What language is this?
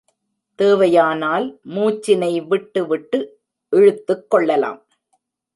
Tamil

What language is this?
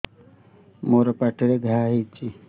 Odia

